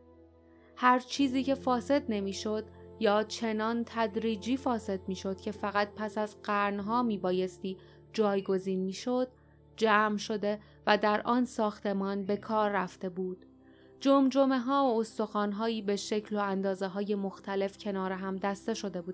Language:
Persian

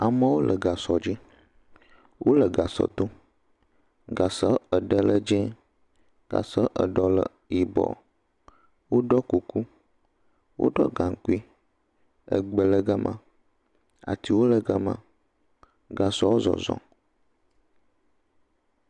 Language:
Ewe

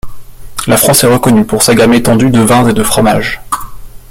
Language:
French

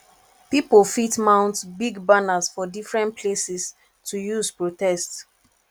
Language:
Nigerian Pidgin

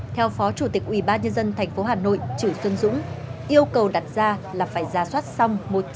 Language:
Vietnamese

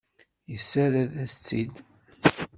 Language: Kabyle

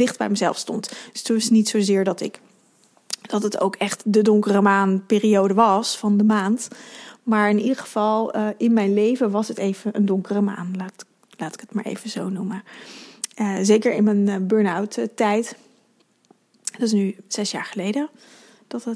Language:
Dutch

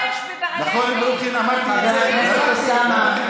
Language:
Hebrew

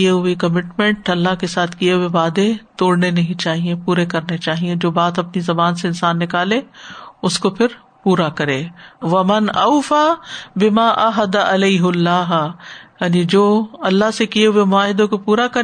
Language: Urdu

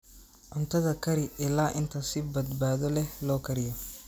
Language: Somali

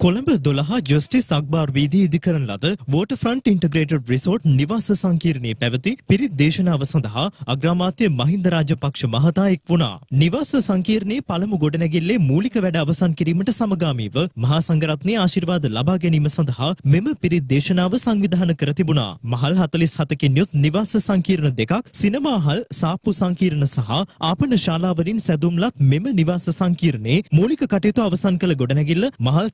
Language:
Hindi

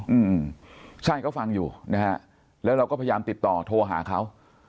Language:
Thai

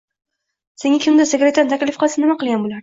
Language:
Uzbek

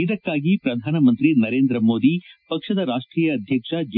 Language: Kannada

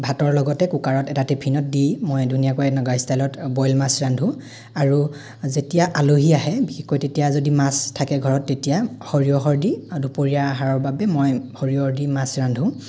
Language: Assamese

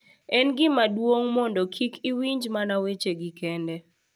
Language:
Luo (Kenya and Tanzania)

